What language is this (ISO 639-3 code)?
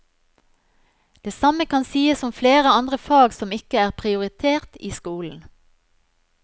nor